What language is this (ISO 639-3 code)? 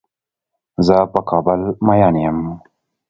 pus